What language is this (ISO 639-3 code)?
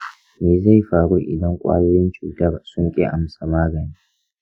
hau